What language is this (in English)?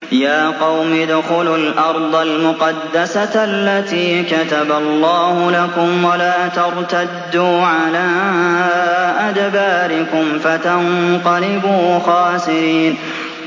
Arabic